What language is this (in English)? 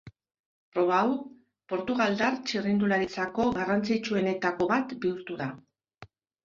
Basque